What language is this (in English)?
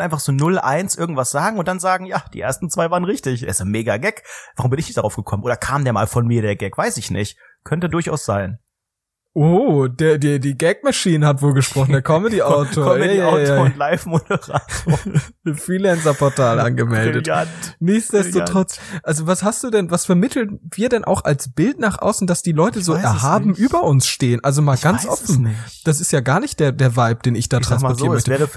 German